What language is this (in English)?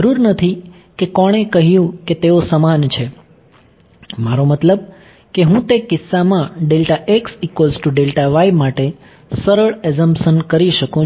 Gujarati